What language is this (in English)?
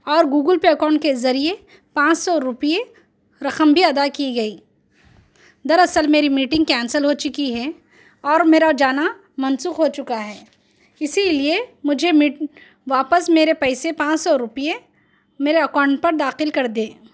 Urdu